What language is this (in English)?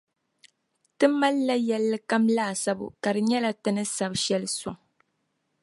Dagbani